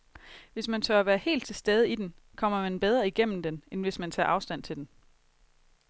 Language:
Danish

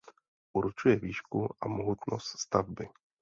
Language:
Czech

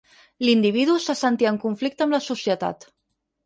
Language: Catalan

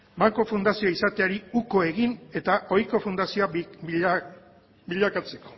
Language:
Basque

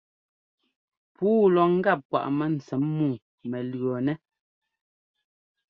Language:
Ngomba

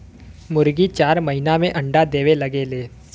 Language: Bhojpuri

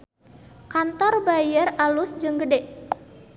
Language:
Sundanese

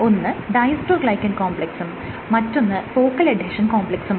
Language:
Malayalam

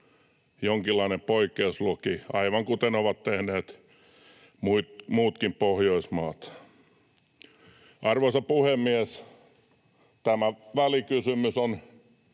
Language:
Finnish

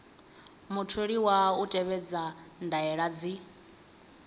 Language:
Venda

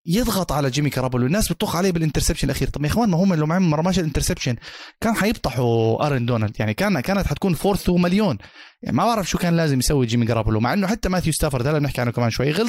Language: Arabic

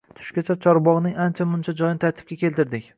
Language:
Uzbek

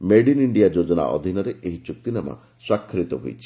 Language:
Odia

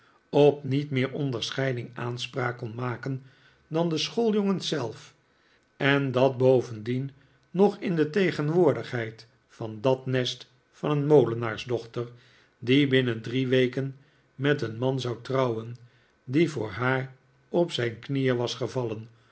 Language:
Dutch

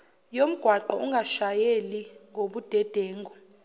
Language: Zulu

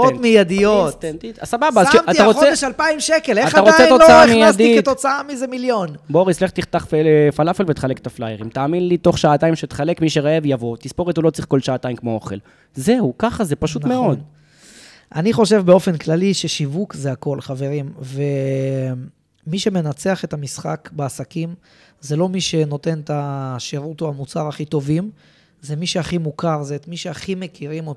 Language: Hebrew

